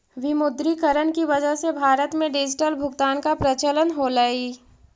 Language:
Magahi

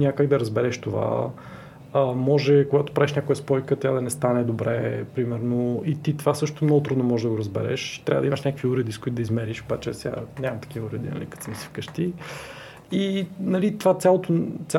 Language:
Bulgarian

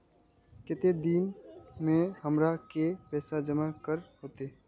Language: Magahi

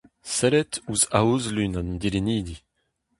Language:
Breton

